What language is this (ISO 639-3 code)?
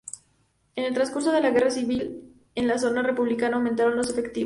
spa